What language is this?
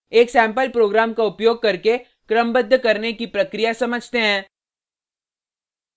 Hindi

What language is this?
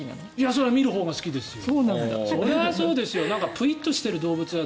Japanese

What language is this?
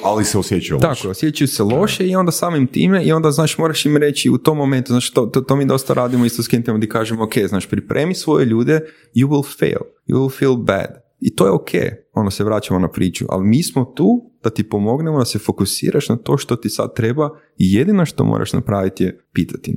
Croatian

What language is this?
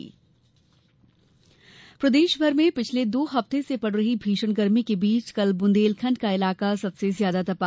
Hindi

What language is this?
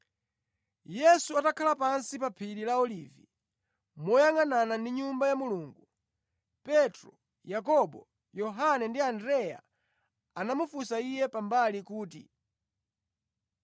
Nyanja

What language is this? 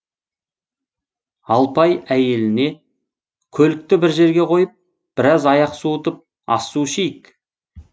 Kazakh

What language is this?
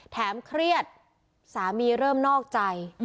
Thai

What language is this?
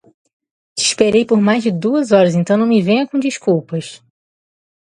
Portuguese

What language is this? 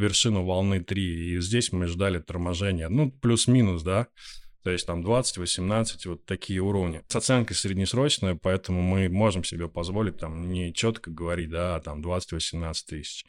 Russian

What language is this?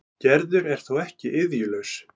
Icelandic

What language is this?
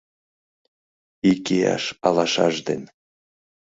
Mari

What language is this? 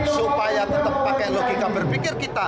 Indonesian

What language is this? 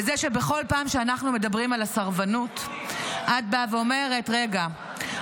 Hebrew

